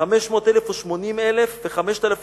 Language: Hebrew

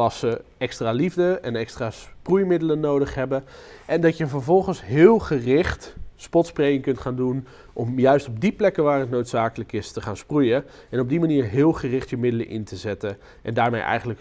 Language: Dutch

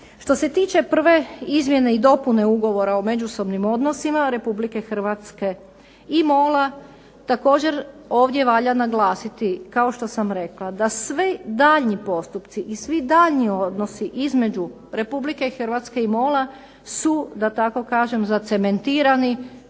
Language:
Croatian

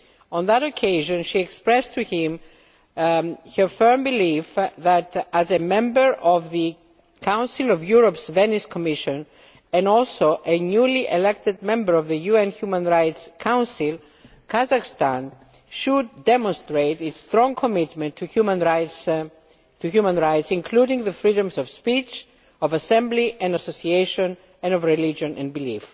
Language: English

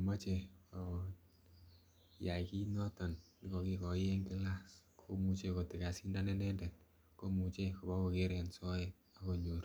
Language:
Kalenjin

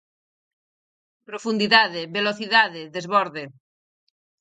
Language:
Galician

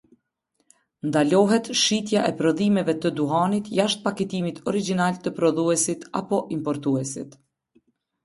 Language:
Albanian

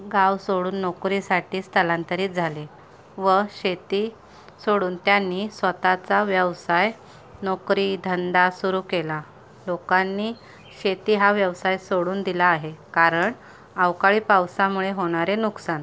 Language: Marathi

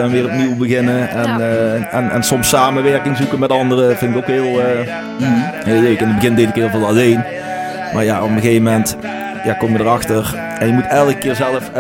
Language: Dutch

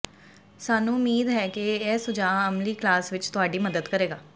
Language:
Punjabi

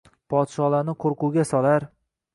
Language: Uzbek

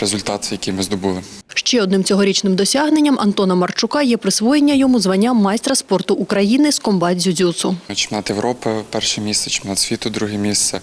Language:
Ukrainian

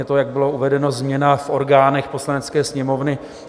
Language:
Czech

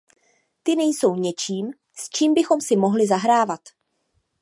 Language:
Czech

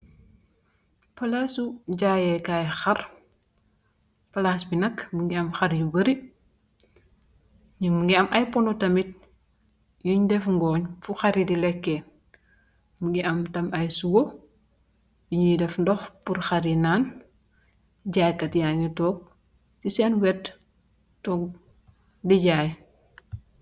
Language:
Wolof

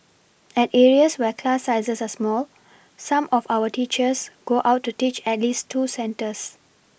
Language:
English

